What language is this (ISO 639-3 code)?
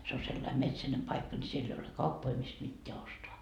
fin